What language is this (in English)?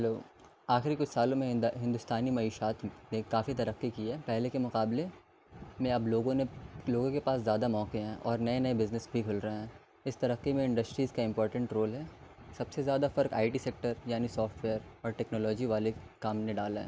Urdu